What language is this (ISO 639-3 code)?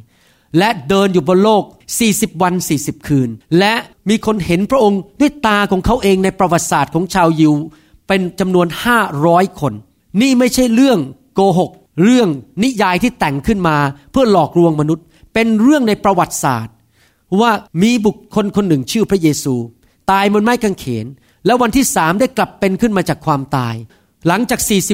tha